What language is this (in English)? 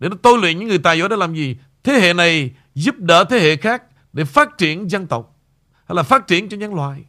Vietnamese